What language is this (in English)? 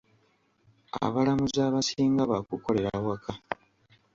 Ganda